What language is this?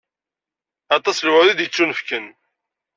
Kabyle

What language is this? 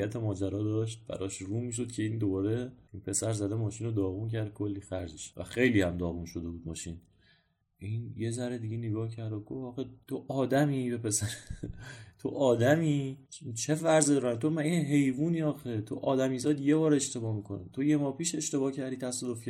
Persian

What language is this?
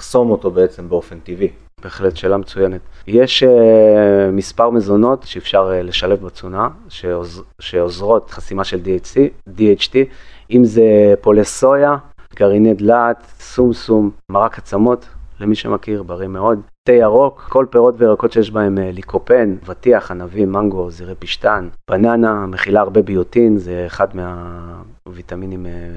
Hebrew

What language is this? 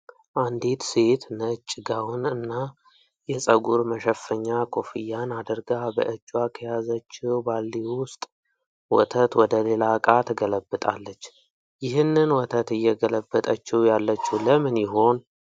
Amharic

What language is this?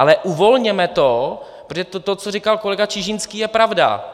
Czech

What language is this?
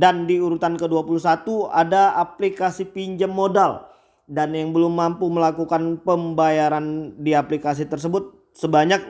Indonesian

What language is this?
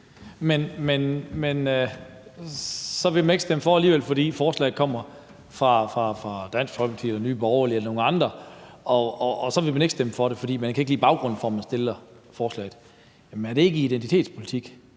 Danish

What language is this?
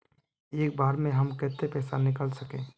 Magahi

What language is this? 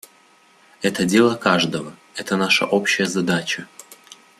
Russian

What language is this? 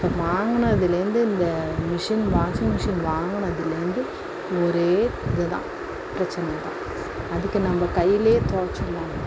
Tamil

